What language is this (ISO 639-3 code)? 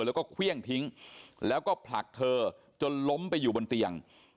tha